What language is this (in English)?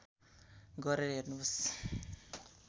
Nepali